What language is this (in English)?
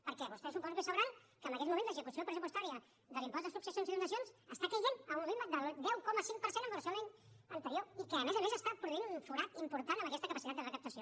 Catalan